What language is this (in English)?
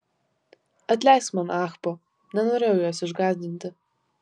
Lithuanian